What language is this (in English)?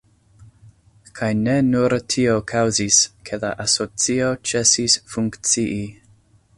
Esperanto